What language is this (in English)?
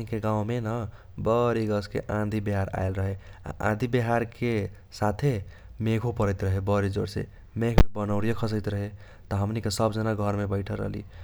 Kochila Tharu